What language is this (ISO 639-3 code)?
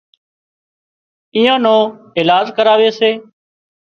kxp